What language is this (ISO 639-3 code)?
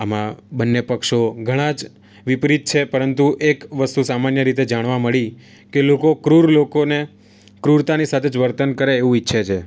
guj